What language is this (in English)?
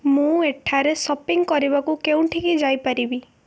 Odia